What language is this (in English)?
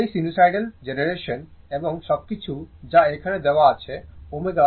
Bangla